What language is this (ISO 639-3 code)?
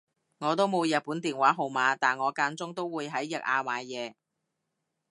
yue